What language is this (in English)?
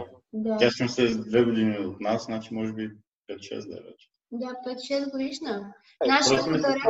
Bulgarian